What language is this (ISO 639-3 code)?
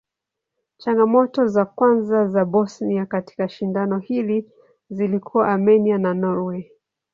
swa